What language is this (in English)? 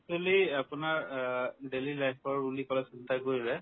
Assamese